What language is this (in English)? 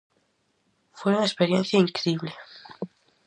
Galician